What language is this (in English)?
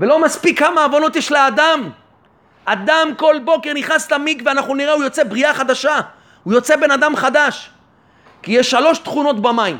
Hebrew